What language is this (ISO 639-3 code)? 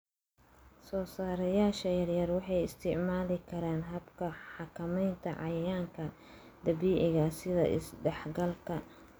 som